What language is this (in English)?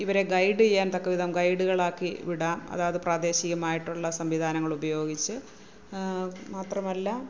Malayalam